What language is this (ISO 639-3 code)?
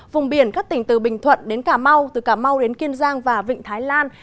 vie